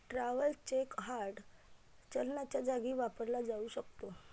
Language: Marathi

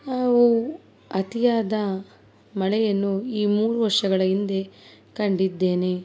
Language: Kannada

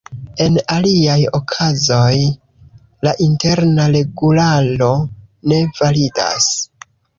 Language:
Esperanto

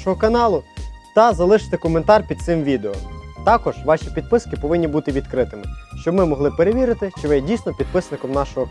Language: Ukrainian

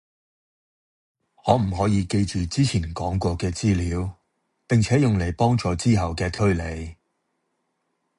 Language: Cantonese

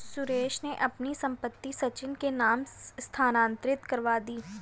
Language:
Hindi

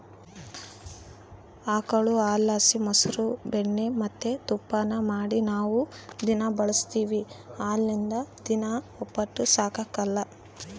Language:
Kannada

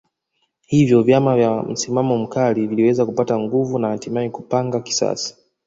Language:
Swahili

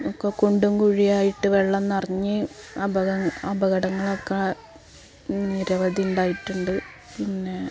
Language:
Malayalam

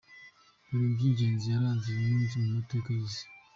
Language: Kinyarwanda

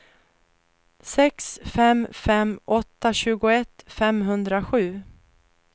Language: Swedish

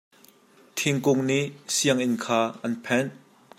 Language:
Hakha Chin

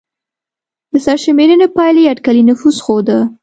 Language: Pashto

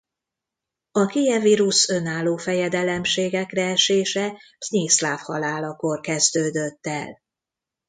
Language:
Hungarian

